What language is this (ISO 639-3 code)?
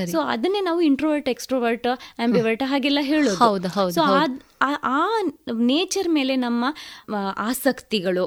kan